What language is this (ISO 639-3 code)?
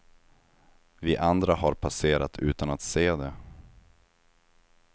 swe